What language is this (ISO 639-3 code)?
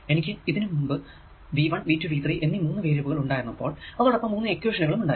mal